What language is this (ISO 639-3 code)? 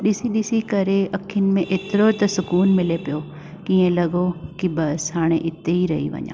snd